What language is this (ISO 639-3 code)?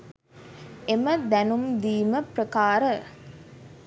sin